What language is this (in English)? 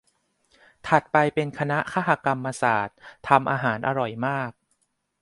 Thai